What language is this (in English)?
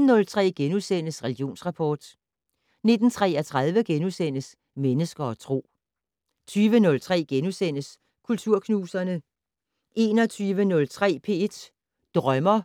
Danish